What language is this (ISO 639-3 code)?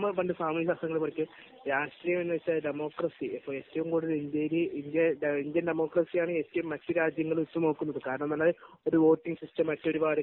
mal